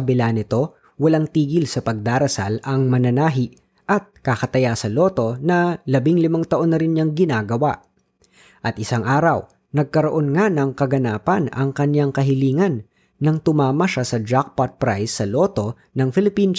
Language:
Filipino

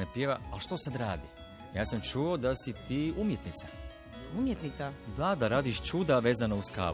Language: Croatian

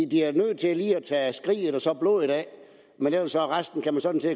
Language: Danish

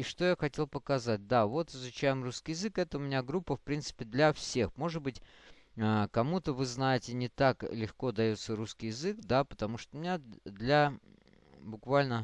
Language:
Russian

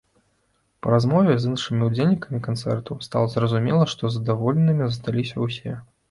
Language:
Belarusian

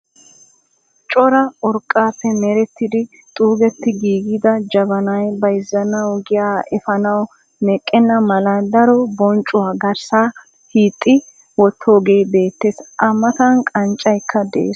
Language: Wolaytta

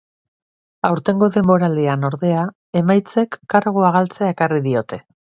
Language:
Basque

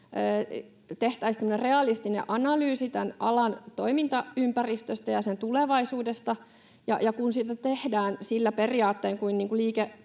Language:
Finnish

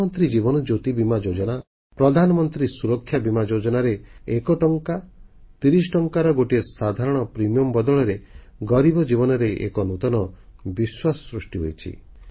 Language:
Odia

